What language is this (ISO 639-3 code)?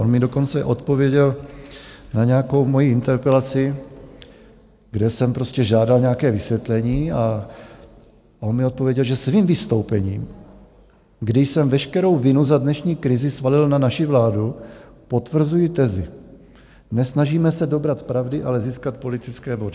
ces